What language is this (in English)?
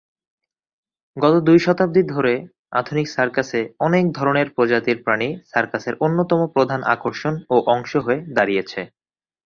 Bangla